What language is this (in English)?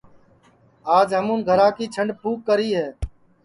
Sansi